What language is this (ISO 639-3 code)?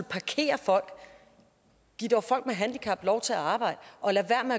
dan